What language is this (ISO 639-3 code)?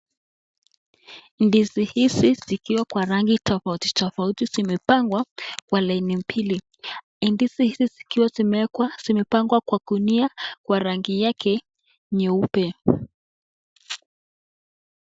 swa